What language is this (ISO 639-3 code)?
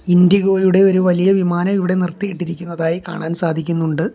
mal